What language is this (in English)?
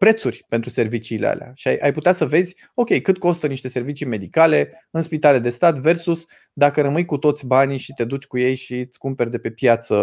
Romanian